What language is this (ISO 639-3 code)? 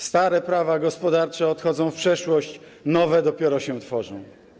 pol